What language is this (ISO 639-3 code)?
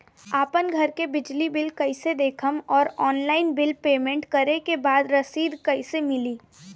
bho